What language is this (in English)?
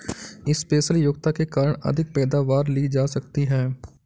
Hindi